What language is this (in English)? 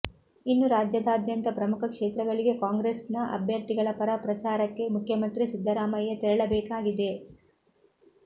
Kannada